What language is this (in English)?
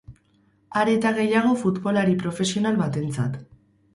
Basque